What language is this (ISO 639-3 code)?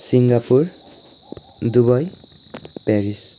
nep